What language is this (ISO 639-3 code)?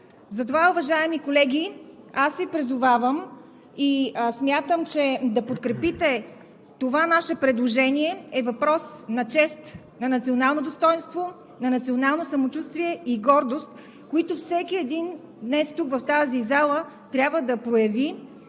bul